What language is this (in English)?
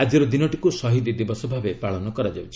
Odia